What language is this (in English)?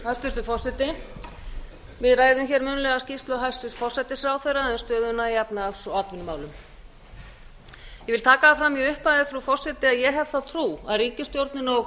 Icelandic